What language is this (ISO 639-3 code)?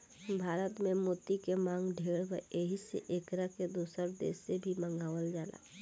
bho